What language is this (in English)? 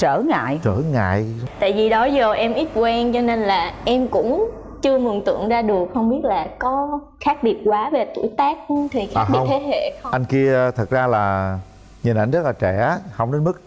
Vietnamese